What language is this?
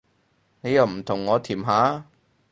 Cantonese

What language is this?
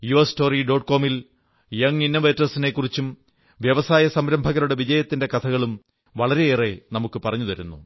Malayalam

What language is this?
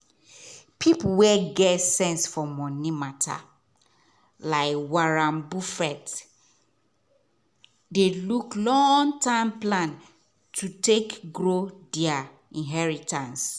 Nigerian Pidgin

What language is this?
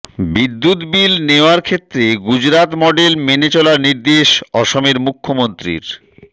Bangla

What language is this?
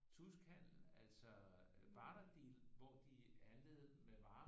Danish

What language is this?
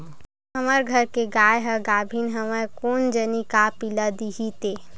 Chhattisgarhi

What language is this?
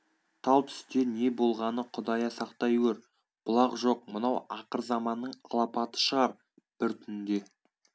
Kazakh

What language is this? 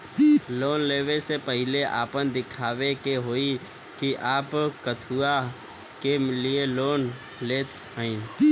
Bhojpuri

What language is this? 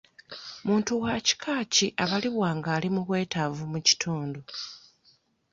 Ganda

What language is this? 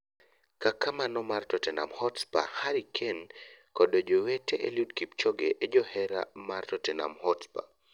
Luo (Kenya and Tanzania)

